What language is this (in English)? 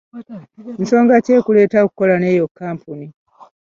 Ganda